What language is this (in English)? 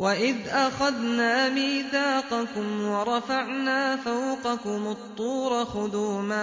Arabic